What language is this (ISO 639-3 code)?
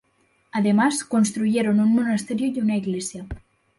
spa